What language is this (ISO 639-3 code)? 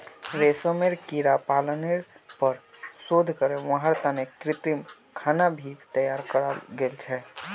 mag